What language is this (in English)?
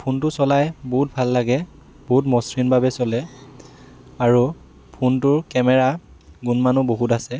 Assamese